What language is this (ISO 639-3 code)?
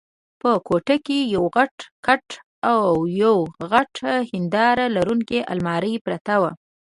pus